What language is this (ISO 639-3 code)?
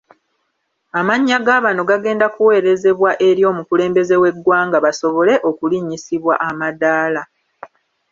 lug